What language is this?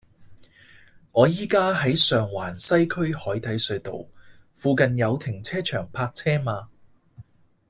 Cantonese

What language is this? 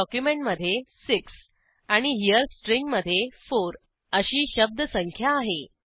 Marathi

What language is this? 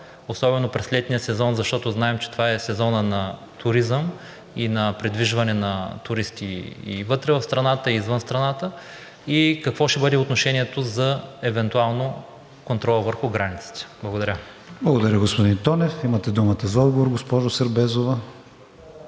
Bulgarian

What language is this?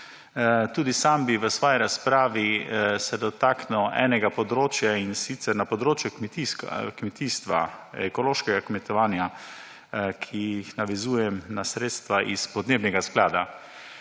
Slovenian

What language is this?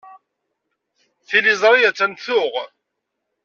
Kabyle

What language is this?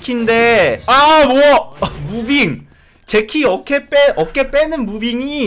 Korean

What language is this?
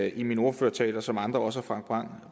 Danish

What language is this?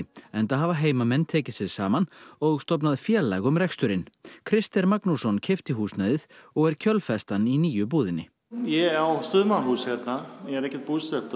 Icelandic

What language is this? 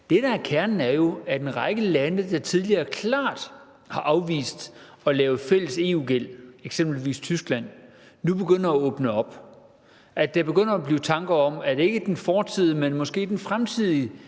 Danish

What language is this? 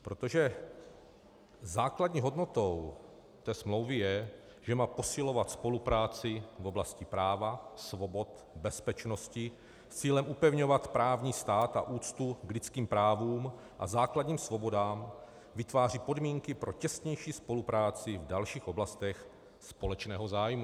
Czech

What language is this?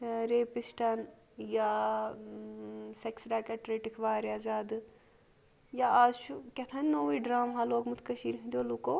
Kashmiri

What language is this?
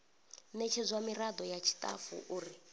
Venda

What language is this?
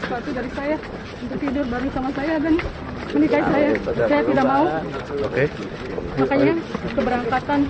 Indonesian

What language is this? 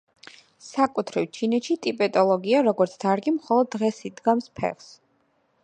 Georgian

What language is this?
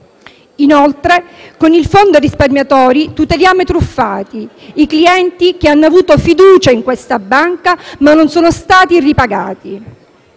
Italian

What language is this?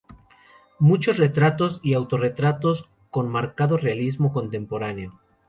Spanish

